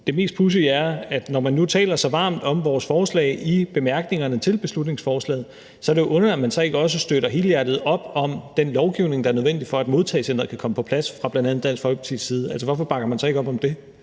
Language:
Danish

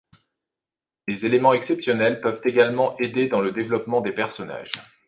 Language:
French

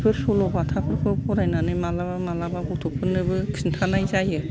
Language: Bodo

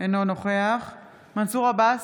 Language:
Hebrew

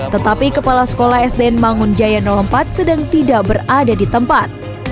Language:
Indonesian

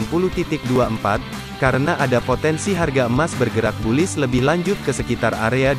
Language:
Indonesian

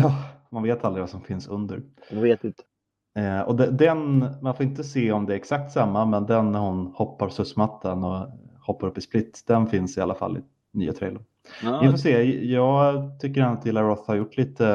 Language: Swedish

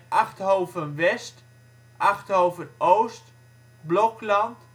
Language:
Dutch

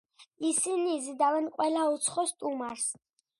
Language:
Georgian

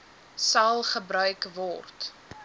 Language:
Afrikaans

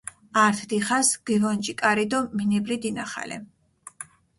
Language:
Mingrelian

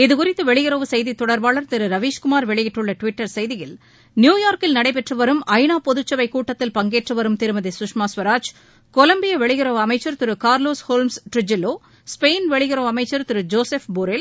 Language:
Tamil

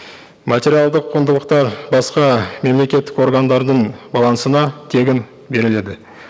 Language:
Kazakh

